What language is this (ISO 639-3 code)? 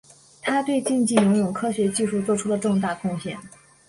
zho